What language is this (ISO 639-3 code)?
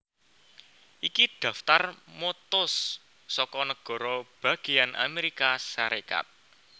jav